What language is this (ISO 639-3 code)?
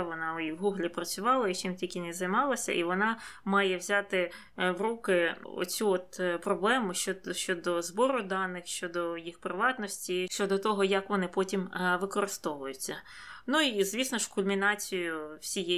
ukr